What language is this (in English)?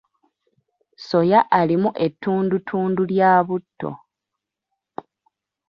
Ganda